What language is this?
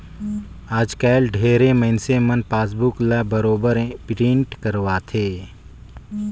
Chhattisgarhi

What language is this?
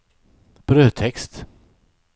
Swedish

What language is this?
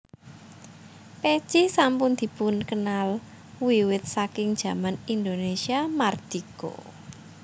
Javanese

